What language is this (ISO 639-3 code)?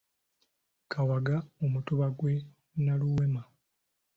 lug